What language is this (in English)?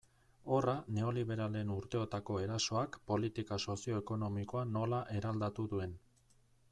Basque